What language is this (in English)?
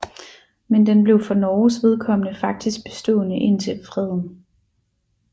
Danish